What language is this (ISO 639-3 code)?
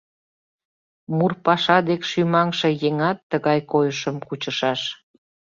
chm